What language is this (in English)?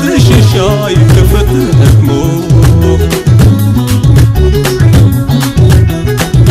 Arabic